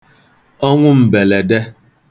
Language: Igbo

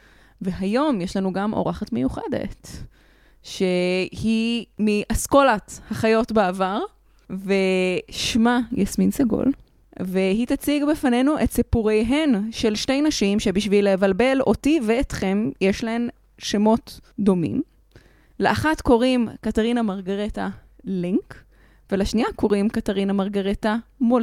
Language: Hebrew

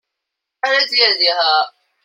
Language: Chinese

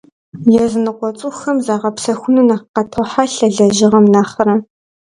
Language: Kabardian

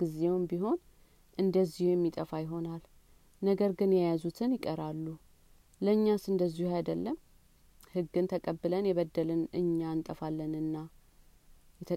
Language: Amharic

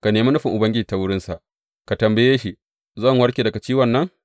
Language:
Hausa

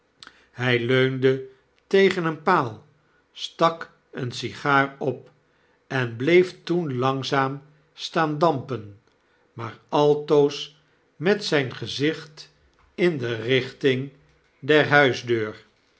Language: Dutch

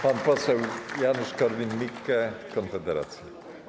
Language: Polish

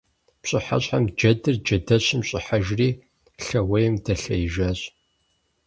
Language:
Kabardian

